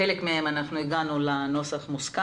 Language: Hebrew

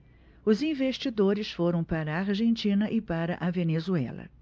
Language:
Portuguese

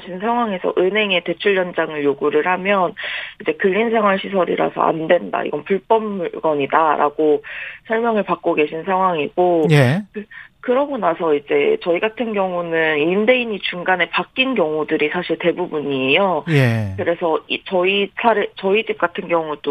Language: Korean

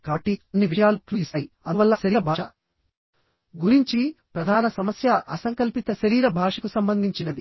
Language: Telugu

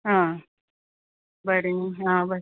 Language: Konkani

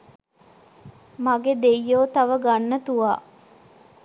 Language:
Sinhala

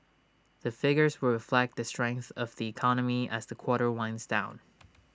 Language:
English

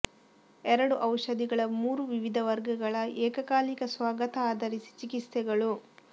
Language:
Kannada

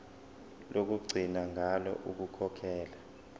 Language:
Zulu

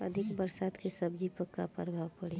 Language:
Bhojpuri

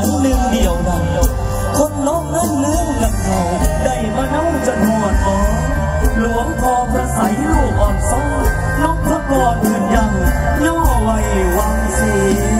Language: Thai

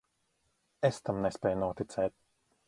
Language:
Latvian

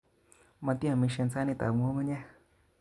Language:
Kalenjin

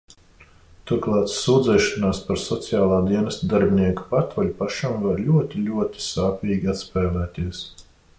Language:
Latvian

